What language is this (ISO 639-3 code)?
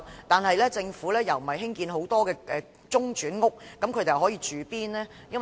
yue